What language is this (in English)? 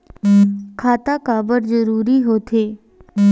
Chhattisgarhi